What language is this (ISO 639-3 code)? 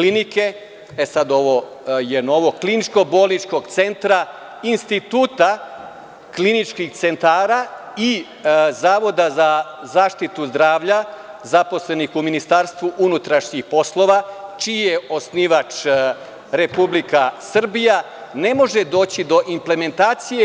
srp